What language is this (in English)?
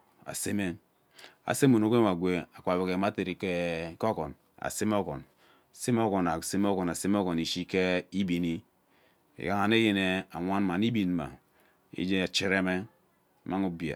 Ubaghara